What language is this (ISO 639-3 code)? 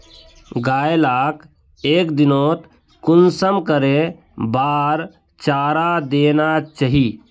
mag